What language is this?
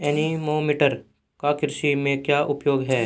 Hindi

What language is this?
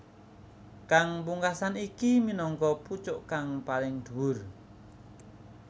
Javanese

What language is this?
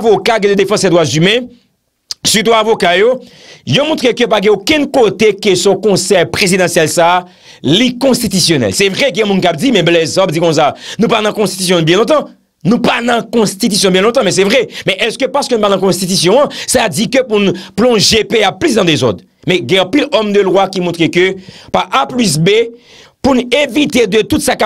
French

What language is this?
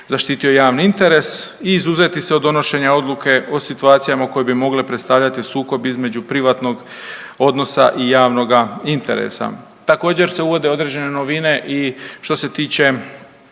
Croatian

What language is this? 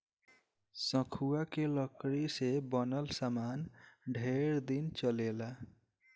Bhojpuri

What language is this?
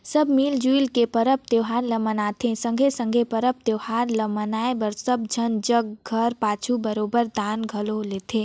Chhattisgarhi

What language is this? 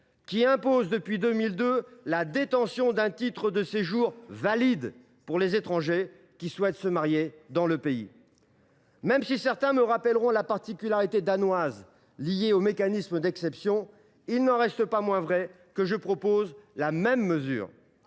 French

